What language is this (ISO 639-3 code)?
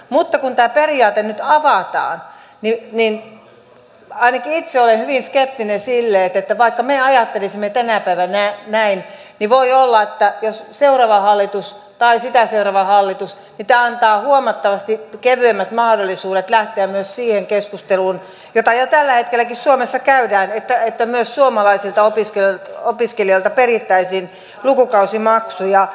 fin